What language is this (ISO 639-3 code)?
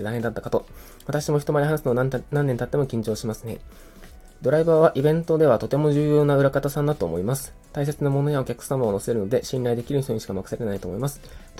jpn